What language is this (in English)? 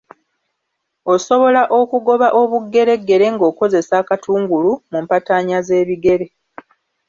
Ganda